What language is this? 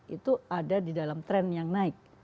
Indonesian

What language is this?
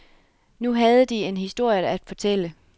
Danish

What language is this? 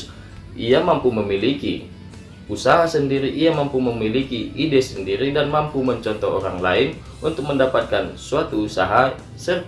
Indonesian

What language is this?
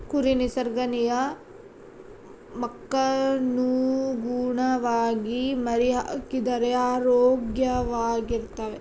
Kannada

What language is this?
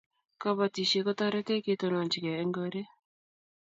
Kalenjin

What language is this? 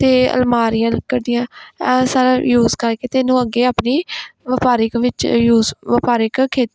Punjabi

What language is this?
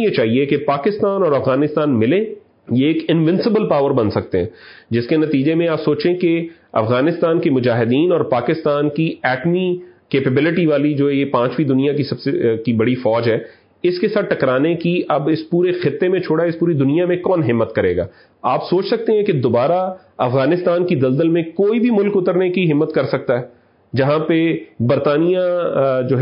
Urdu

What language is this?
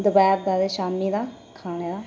Dogri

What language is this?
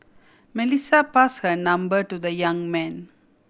English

